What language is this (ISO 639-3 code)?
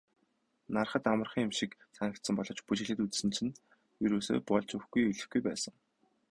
mon